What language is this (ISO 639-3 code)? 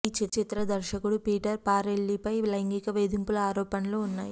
tel